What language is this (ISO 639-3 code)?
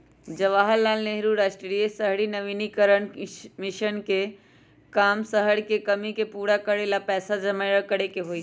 mag